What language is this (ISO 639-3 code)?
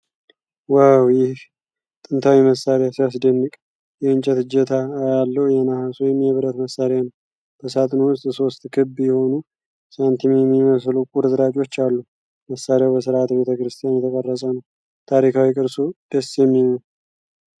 amh